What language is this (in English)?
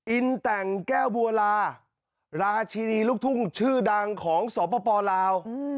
Thai